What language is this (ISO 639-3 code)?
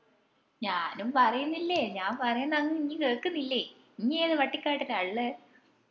mal